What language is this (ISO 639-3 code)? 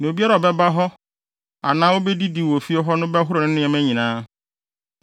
aka